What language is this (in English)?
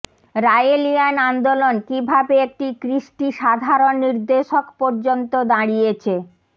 Bangla